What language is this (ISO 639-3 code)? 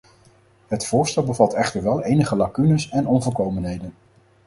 nld